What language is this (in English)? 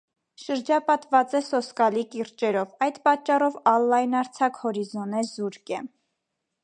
Armenian